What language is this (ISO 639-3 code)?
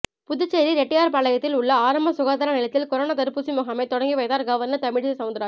tam